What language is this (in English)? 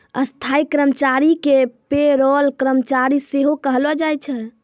Maithili